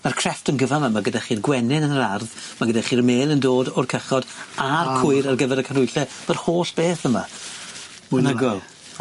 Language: Welsh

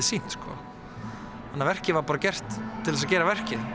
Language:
Icelandic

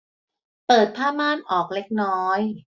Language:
Thai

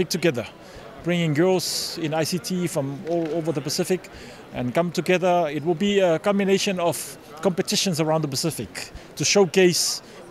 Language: English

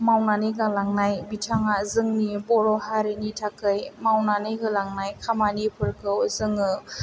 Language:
Bodo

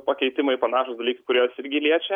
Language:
Lithuanian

